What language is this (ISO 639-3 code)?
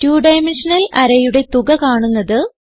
mal